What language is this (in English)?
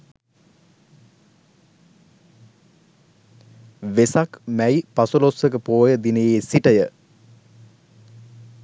Sinhala